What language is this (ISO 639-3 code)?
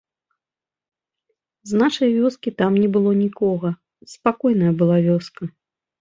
bel